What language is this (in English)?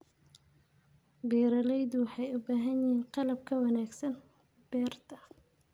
Somali